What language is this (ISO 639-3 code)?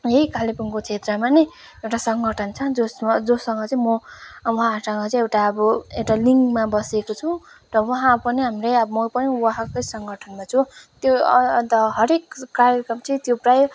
nep